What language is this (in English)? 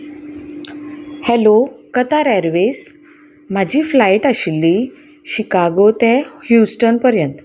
Konkani